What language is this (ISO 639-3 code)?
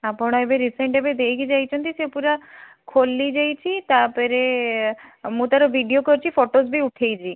ori